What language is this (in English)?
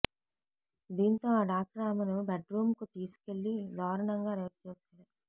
Telugu